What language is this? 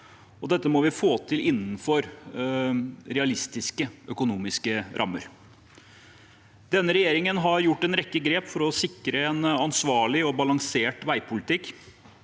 Norwegian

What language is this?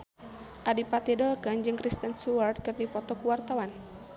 Sundanese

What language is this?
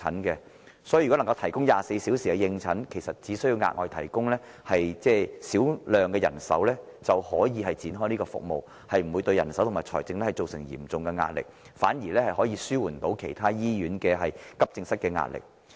Cantonese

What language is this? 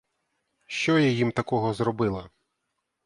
Ukrainian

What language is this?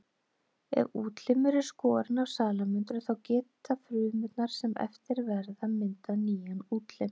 Icelandic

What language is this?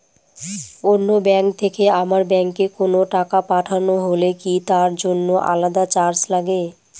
Bangla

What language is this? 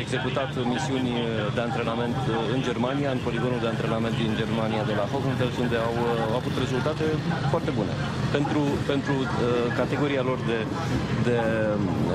Romanian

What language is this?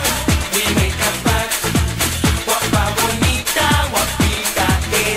Arabic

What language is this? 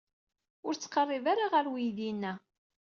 Kabyle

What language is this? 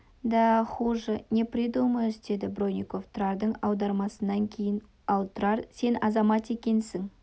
Kazakh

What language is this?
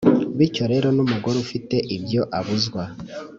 Kinyarwanda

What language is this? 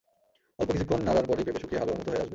Bangla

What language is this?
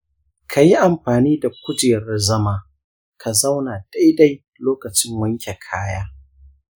Hausa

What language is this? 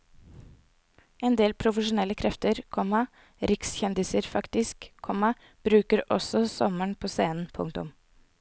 Norwegian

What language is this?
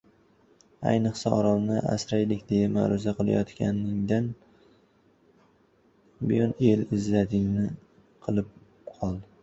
Uzbek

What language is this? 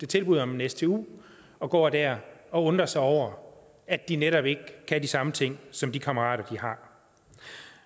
Danish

